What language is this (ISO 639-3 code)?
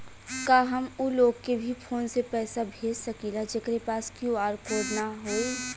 bho